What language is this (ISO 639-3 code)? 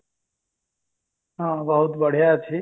ori